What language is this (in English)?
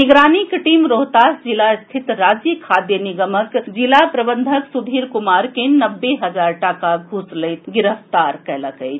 Maithili